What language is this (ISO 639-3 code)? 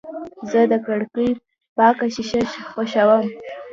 pus